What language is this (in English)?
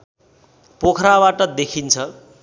Nepali